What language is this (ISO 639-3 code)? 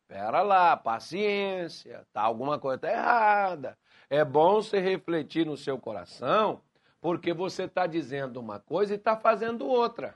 por